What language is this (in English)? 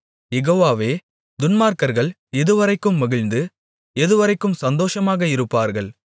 Tamil